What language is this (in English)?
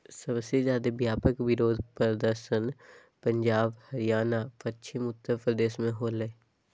Magahi